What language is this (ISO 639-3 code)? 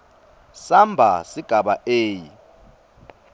ssw